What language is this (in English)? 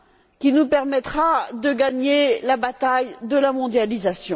French